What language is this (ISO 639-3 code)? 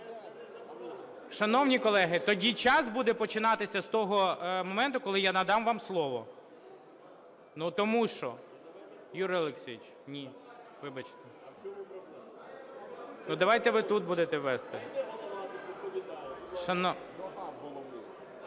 ukr